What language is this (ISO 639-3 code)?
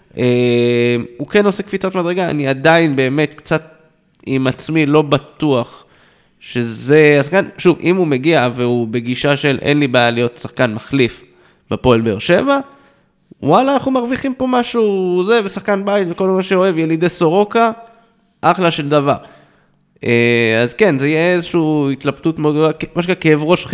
heb